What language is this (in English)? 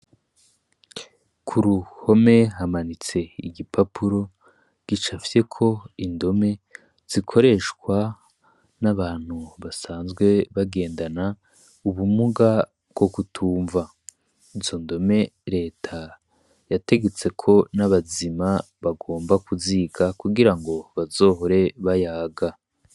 Rundi